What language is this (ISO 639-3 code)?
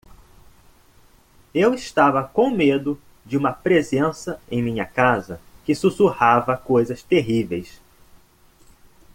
por